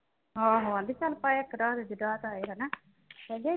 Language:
Punjabi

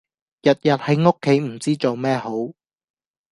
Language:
Cantonese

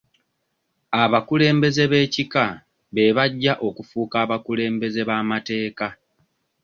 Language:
Ganda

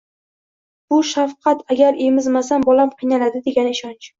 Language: Uzbek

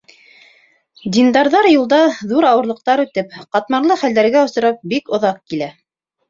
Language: Bashkir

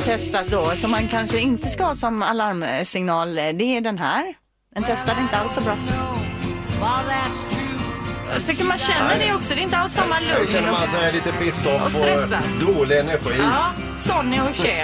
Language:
Swedish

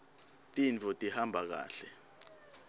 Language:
Swati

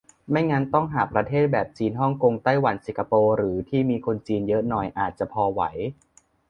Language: Thai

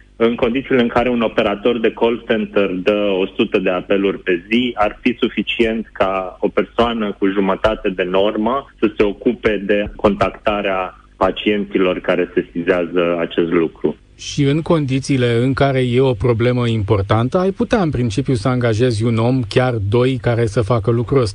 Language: Romanian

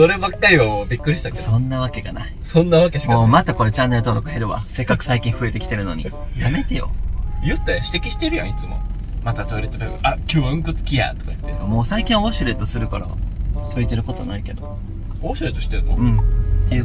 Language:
Japanese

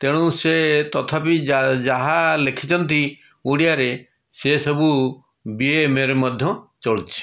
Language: Odia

